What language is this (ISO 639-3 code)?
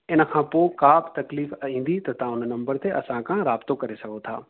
snd